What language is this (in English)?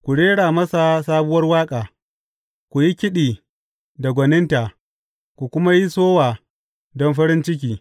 Hausa